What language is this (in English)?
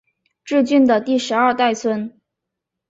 Chinese